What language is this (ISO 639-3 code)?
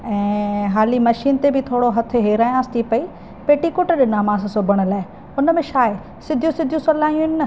snd